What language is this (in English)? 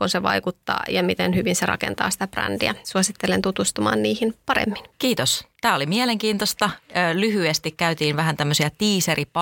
Finnish